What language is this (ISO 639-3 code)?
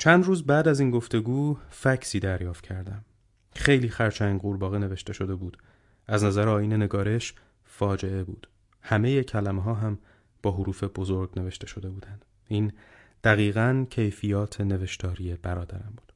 fas